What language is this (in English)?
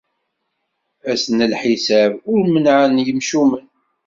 Kabyle